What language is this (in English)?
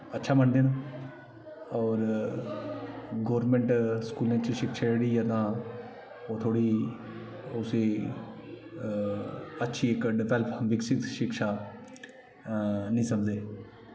Dogri